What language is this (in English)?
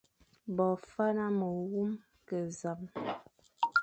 Fang